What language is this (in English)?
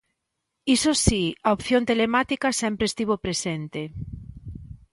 Galician